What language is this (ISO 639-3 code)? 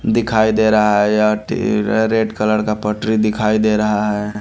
hin